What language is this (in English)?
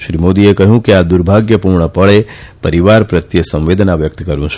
Gujarati